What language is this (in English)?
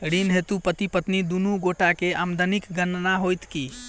Maithili